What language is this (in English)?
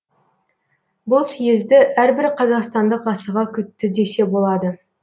Kazakh